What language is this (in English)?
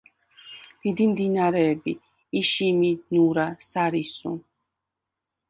Georgian